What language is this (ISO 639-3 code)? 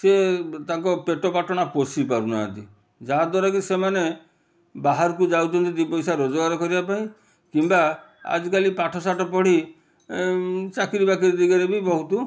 ori